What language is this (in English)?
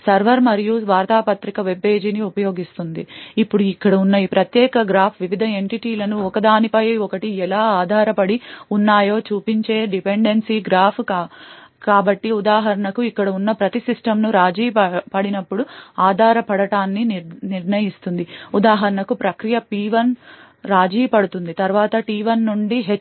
Telugu